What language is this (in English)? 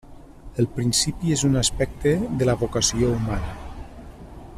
Catalan